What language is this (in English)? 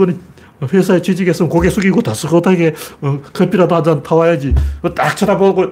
Korean